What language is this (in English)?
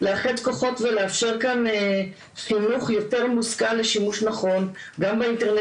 Hebrew